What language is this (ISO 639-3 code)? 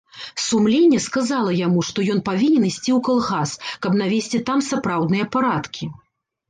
bel